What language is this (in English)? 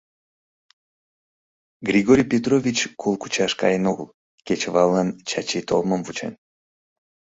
Mari